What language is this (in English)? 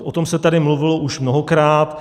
Czech